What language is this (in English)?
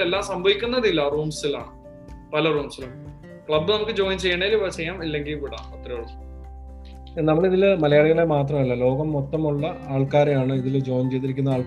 Malayalam